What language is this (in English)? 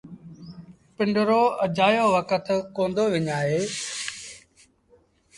Sindhi Bhil